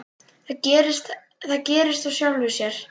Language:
Icelandic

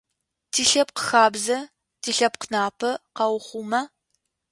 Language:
Adyghe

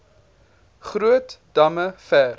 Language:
Afrikaans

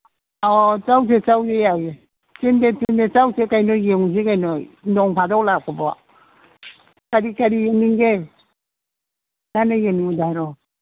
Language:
Manipuri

